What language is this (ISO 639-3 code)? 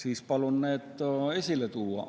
est